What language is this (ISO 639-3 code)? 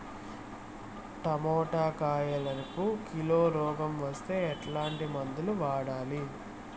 tel